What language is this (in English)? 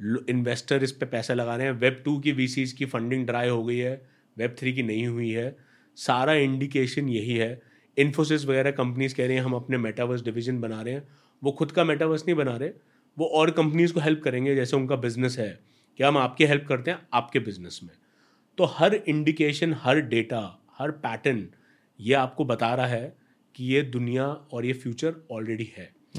Hindi